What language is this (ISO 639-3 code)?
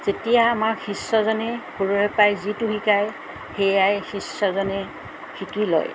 asm